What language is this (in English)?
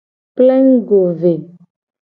Gen